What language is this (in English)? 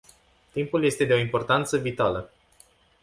Romanian